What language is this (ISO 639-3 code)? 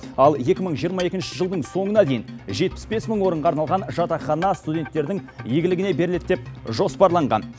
kaz